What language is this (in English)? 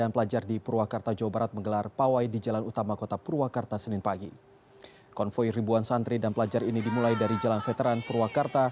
Indonesian